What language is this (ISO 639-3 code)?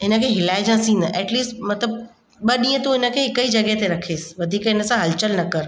snd